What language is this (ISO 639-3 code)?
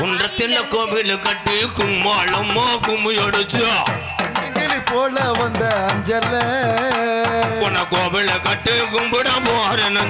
tam